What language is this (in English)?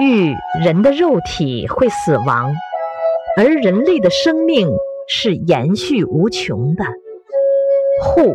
Chinese